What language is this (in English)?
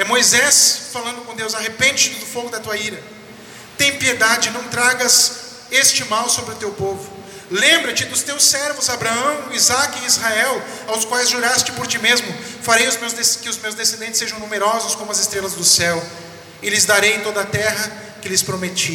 Portuguese